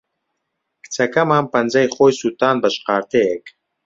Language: Central Kurdish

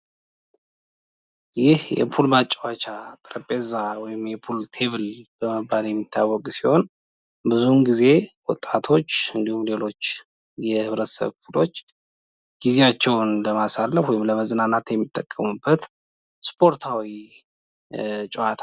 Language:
Amharic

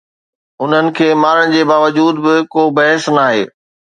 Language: Sindhi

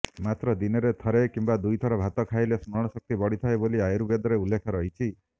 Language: Odia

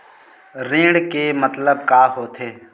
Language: Chhattisgarhi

